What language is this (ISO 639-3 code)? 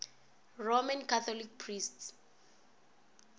nso